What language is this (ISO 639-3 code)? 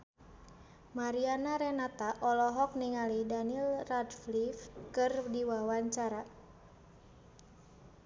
sun